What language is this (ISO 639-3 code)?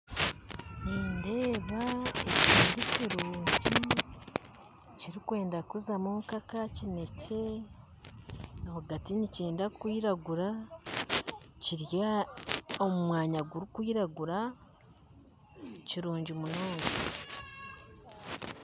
nyn